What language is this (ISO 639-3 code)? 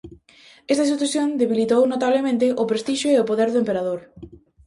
glg